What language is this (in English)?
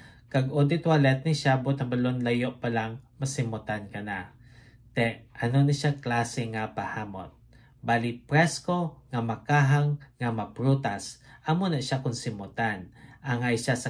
Filipino